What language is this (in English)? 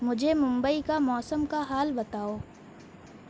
Urdu